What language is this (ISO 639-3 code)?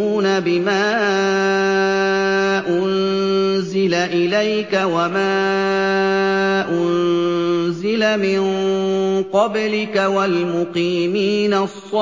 ara